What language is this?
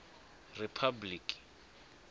Tsonga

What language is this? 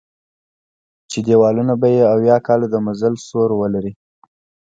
Pashto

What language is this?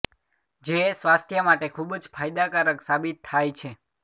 Gujarati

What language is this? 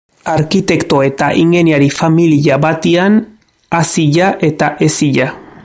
Basque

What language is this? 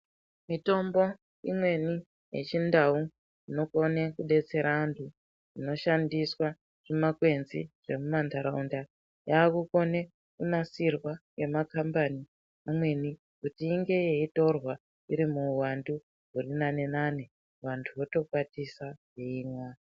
Ndau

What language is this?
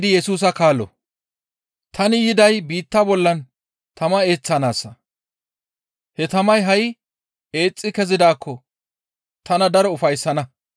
Gamo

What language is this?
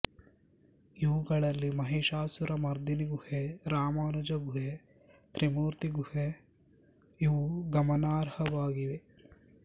Kannada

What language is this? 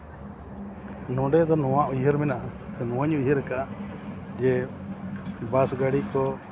Santali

